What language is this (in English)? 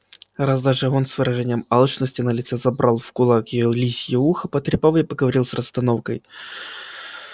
Russian